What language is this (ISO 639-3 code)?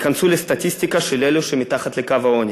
heb